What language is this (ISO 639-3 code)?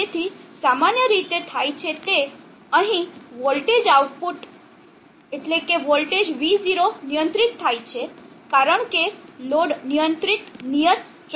guj